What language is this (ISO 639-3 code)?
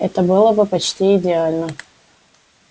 rus